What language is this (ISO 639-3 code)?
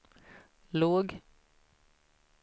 swe